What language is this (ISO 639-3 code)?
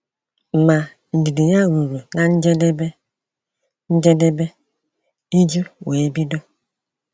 ibo